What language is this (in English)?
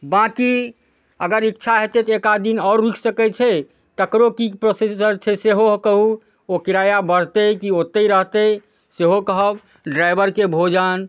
Maithili